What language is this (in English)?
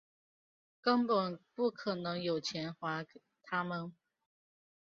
Chinese